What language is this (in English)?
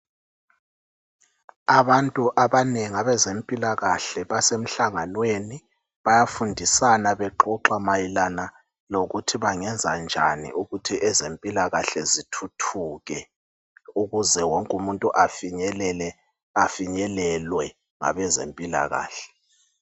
North Ndebele